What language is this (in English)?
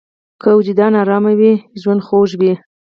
Pashto